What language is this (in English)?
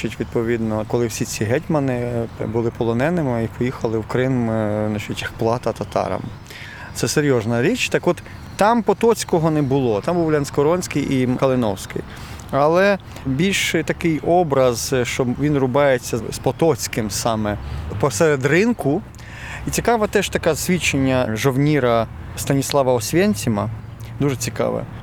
Ukrainian